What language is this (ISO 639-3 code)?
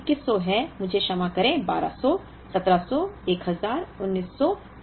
hin